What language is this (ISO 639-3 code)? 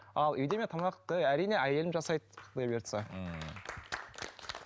kaz